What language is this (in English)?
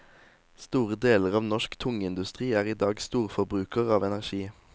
Norwegian